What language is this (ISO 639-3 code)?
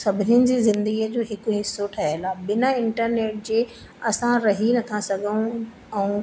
snd